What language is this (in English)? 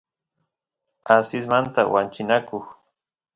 Santiago del Estero Quichua